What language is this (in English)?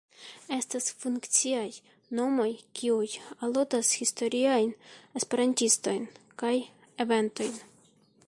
Esperanto